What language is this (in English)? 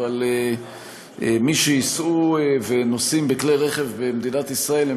Hebrew